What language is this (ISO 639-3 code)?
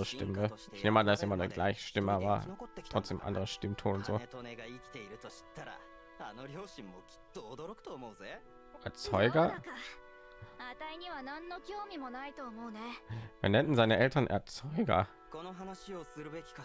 deu